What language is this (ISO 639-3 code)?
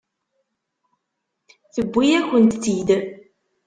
kab